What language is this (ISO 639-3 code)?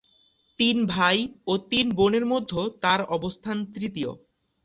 ben